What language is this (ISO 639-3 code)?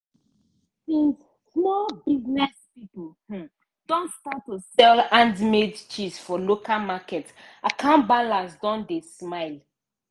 pcm